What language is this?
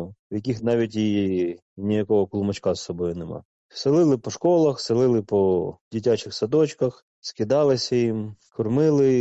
Ukrainian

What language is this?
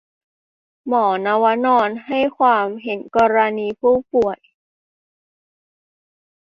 Thai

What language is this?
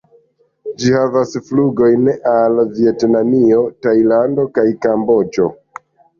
Esperanto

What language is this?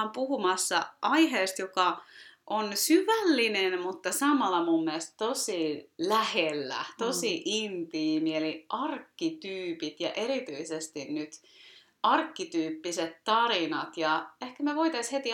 Finnish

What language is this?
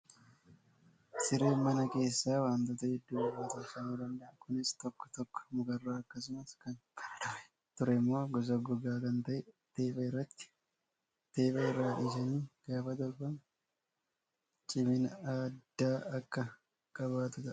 Oromo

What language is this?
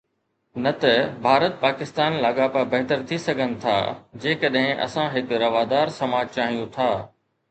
Sindhi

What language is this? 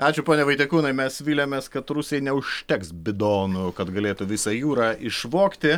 Lithuanian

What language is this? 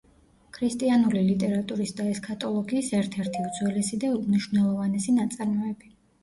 Georgian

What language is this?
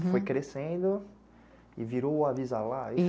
Portuguese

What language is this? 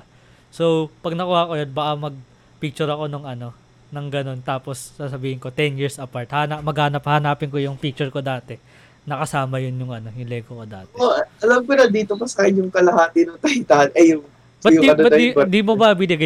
Filipino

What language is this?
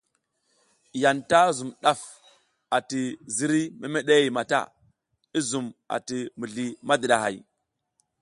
South Giziga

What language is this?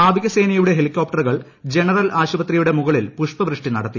Malayalam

